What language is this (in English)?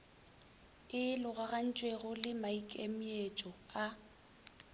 Northern Sotho